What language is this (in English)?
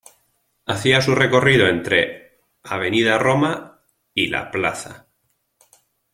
Spanish